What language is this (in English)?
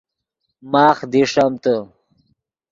Yidgha